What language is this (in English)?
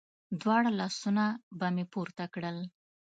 Pashto